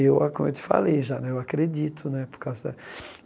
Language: Portuguese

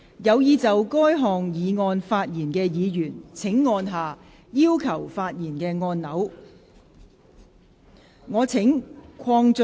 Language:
Cantonese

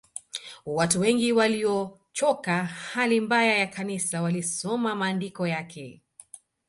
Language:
Swahili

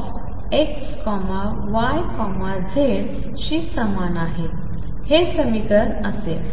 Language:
Marathi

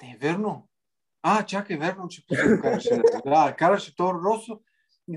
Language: Bulgarian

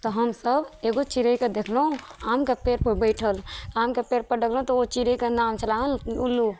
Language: Maithili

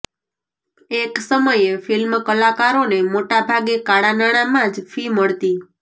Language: Gujarati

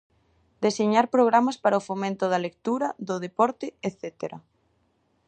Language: Galician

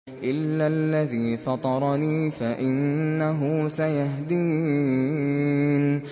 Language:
Arabic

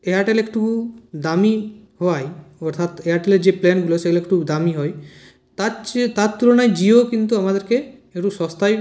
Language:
Bangla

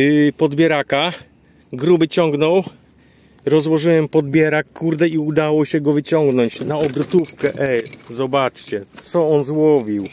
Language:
Polish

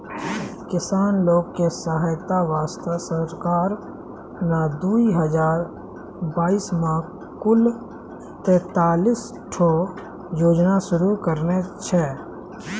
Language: Maithili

